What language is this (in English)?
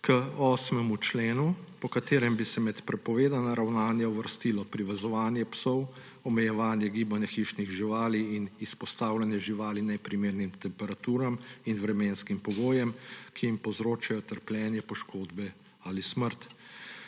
Slovenian